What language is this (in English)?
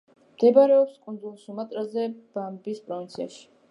Georgian